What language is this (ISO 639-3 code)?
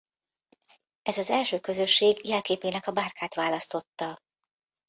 hun